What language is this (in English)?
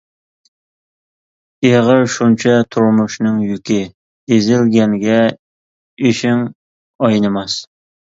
Uyghur